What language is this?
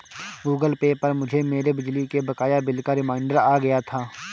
Hindi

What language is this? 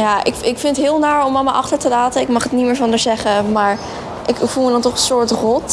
Dutch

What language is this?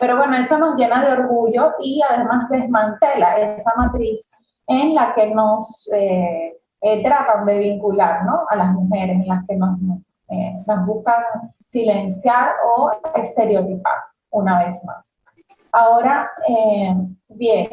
Spanish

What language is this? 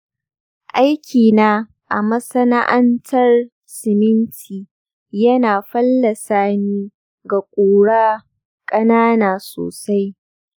Hausa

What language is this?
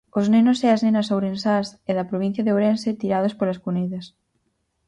Galician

